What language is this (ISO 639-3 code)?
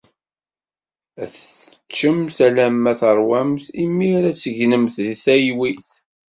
kab